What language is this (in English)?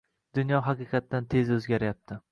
Uzbek